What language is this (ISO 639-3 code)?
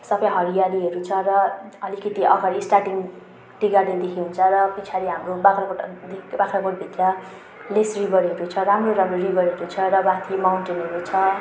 nep